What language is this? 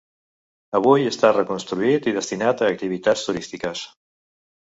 Catalan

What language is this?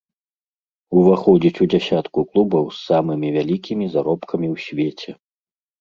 Belarusian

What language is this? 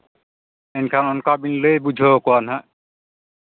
Santali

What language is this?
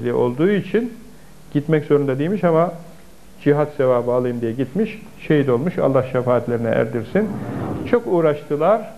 Turkish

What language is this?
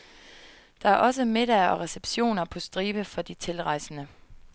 Danish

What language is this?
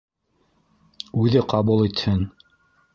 Bashkir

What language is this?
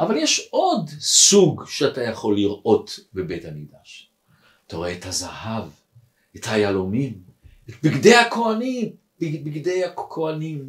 Hebrew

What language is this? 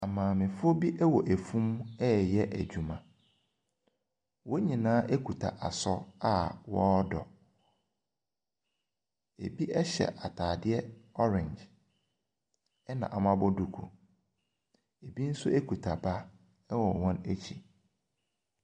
Akan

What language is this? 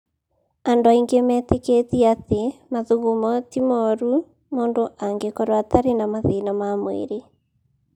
Kikuyu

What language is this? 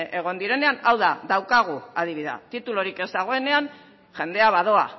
Basque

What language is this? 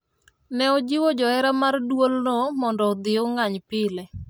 Luo (Kenya and Tanzania)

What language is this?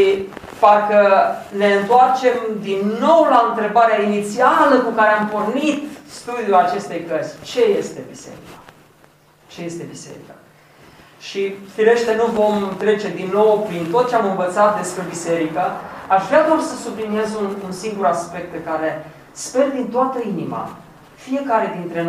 Romanian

